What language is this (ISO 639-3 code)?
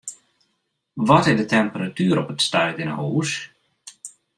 fry